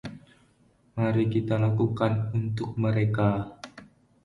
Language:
Indonesian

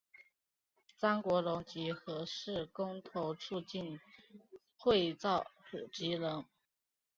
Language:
Chinese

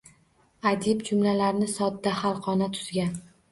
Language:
Uzbek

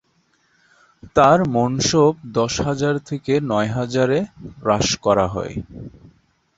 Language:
Bangla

